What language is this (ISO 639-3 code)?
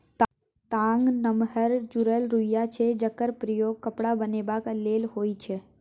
mai